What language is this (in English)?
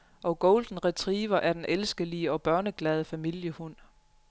Danish